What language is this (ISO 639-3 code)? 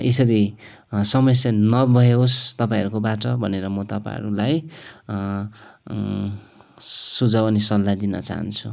nep